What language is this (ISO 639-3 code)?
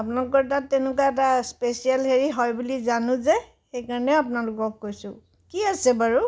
asm